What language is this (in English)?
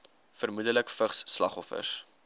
Afrikaans